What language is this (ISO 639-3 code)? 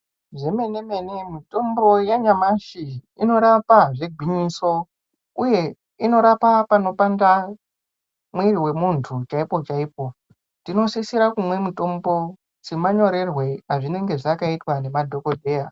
ndc